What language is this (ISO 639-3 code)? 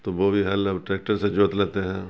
urd